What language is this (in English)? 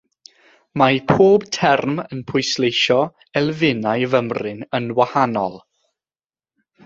Welsh